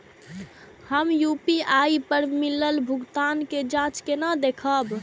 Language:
Maithili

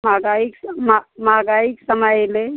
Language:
Maithili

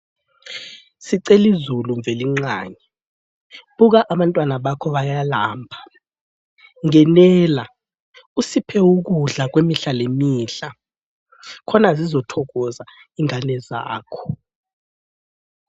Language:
North Ndebele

